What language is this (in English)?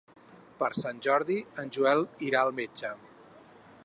Catalan